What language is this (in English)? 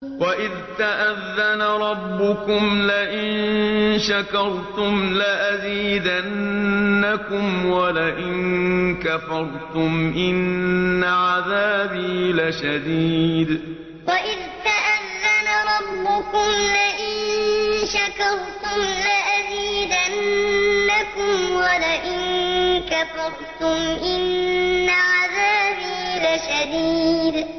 Arabic